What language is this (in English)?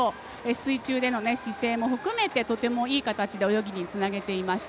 Japanese